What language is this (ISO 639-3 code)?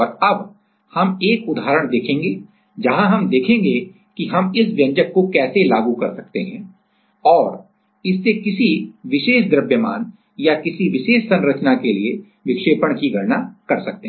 hin